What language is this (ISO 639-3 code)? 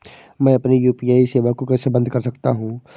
hin